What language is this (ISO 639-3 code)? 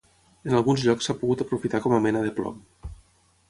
cat